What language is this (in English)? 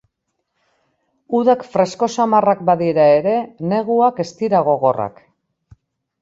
Basque